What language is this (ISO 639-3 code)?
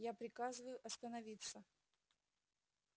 rus